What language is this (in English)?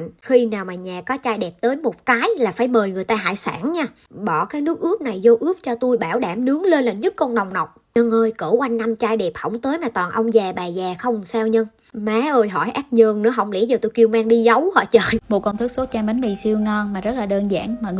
Vietnamese